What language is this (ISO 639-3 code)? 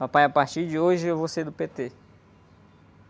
por